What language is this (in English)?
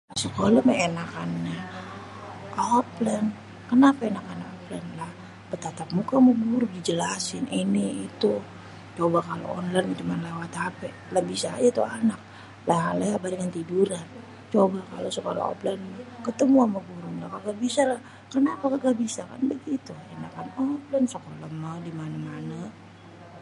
Betawi